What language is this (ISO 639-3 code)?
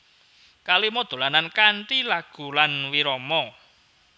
jav